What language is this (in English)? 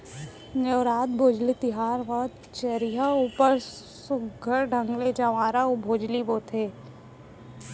Chhattisgarhi